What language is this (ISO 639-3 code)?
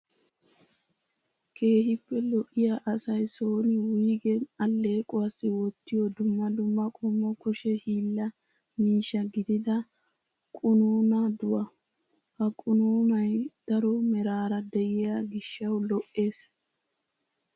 wal